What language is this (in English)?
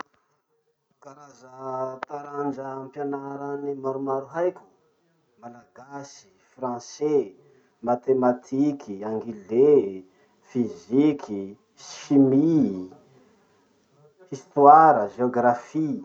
Masikoro Malagasy